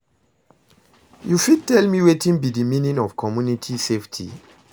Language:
Nigerian Pidgin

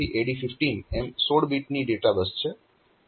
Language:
Gujarati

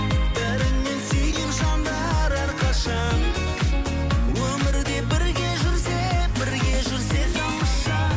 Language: Kazakh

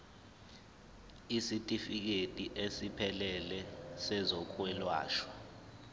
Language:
Zulu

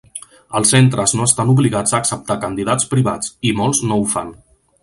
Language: Catalan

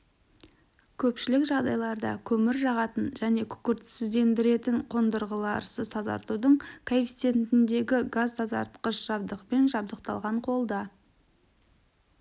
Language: Kazakh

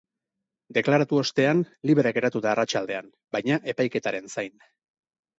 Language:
Basque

